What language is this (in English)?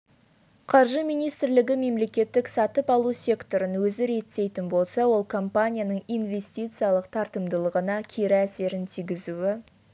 Kazakh